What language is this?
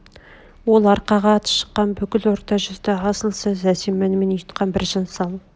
Kazakh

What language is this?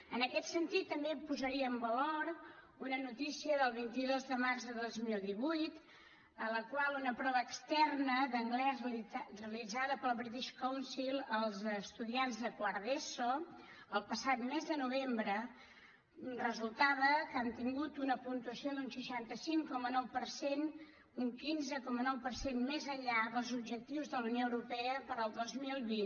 Catalan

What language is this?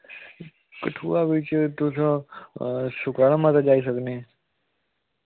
Dogri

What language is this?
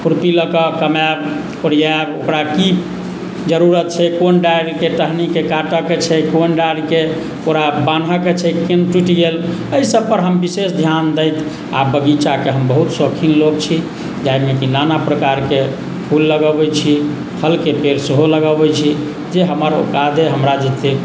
Maithili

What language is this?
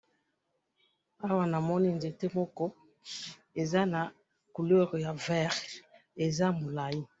Lingala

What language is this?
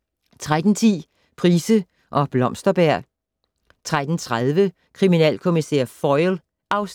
Danish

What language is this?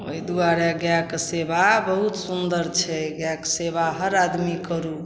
Maithili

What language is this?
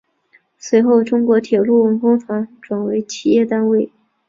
Chinese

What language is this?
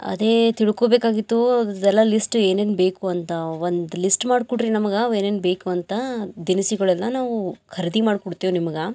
Kannada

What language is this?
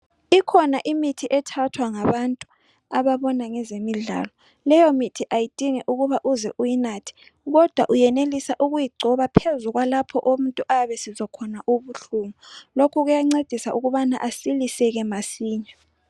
North Ndebele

